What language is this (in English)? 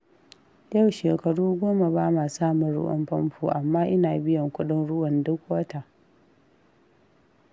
Hausa